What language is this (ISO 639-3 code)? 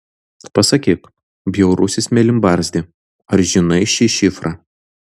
lit